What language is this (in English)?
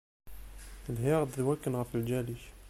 Kabyle